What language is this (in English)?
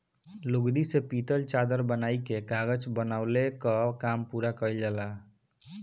Bhojpuri